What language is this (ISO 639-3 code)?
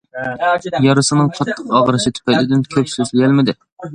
uig